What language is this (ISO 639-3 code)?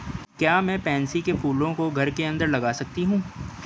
hin